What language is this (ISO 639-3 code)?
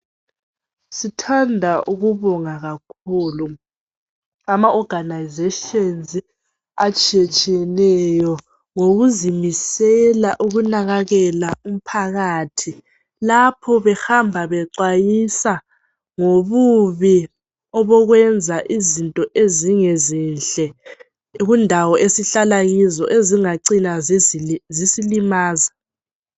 nde